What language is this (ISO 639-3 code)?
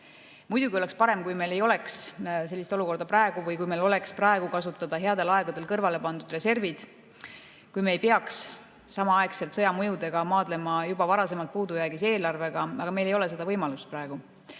est